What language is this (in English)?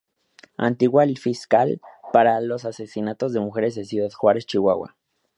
Spanish